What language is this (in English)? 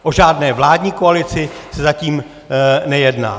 Czech